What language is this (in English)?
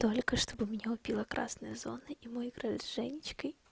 Russian